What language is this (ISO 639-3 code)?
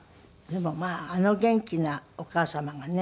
jpn